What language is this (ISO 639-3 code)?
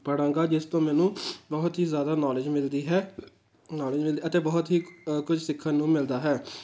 pan